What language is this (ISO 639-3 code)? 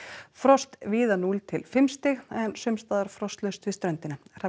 isl